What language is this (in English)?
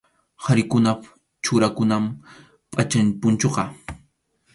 Arequipa-La Unión Quechua